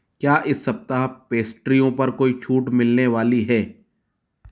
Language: Hindi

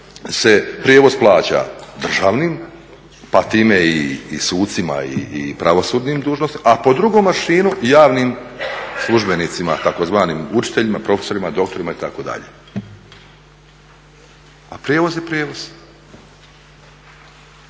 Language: Croatian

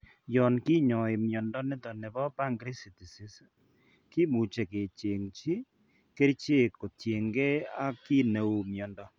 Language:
Kalenjin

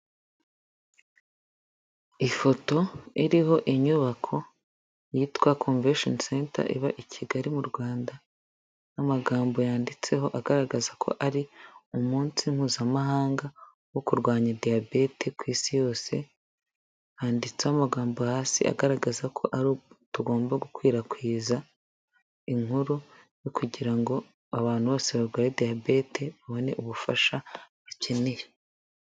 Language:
Kinyarwanda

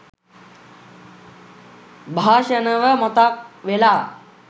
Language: Sinhala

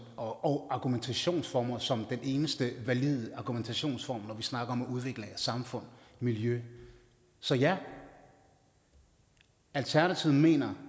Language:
Danish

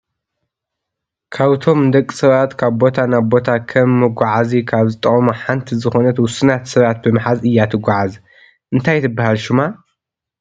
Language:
Tigrinya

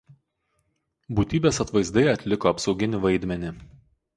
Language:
Lithuanian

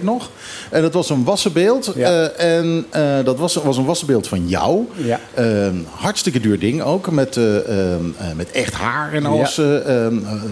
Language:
Dutch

